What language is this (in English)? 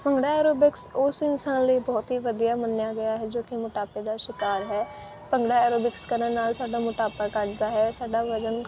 Punjabi